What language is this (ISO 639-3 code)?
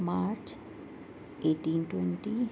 urd